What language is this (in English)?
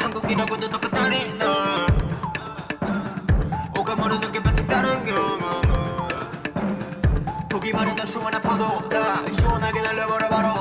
Korean